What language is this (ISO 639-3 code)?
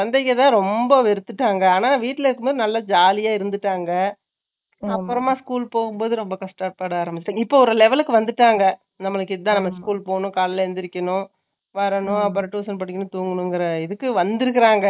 tam